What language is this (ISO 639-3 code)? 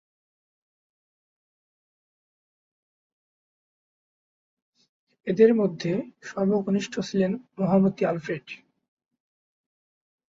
ben